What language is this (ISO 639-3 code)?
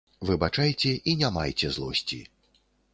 bel